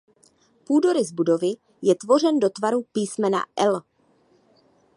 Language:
Czech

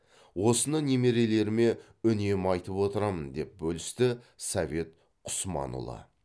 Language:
Kazakh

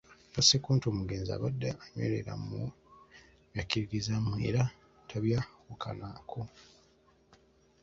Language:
Ganda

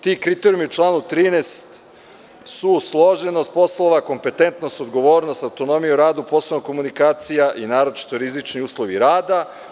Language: Serbian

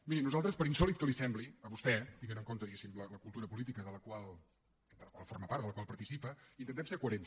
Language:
Catalan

